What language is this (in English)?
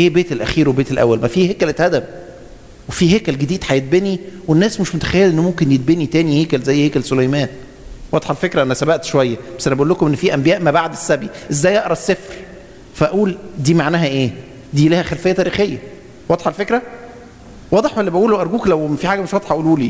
Arabic